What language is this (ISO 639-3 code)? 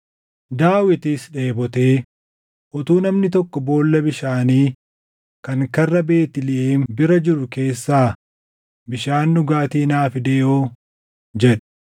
orm